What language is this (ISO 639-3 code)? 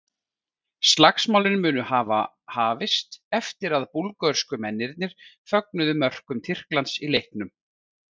isl